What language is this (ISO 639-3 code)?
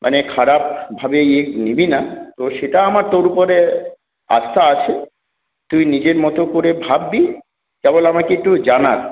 ben